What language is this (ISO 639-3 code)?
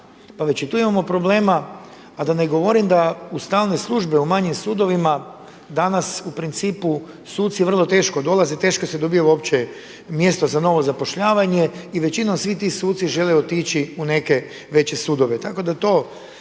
hrv